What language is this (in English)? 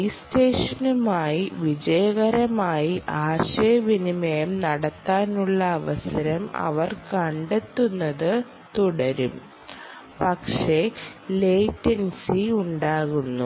Malayalam